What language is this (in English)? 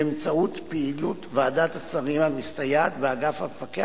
Hebrew